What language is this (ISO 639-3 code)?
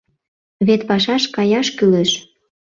chm